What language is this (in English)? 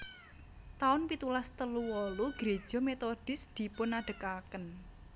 Javanese